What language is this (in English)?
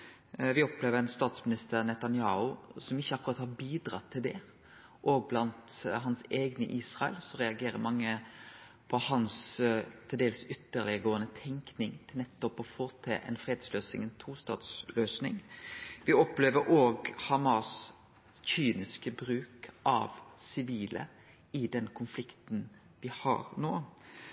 Norwegian Nynorsk